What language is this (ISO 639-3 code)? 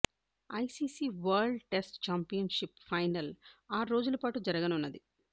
tel